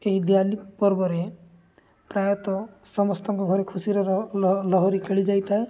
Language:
Odia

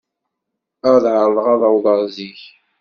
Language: Kabyle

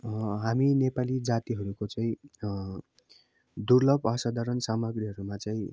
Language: Nepali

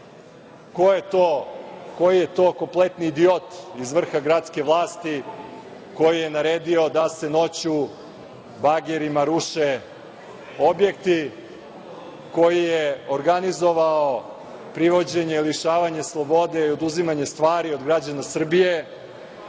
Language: Serbian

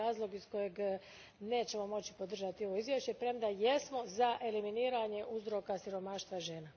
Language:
Croatian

